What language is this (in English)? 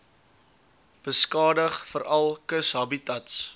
Afrikaans